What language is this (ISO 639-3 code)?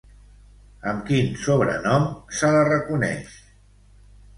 cat